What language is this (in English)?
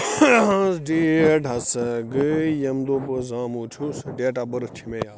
Kashmiri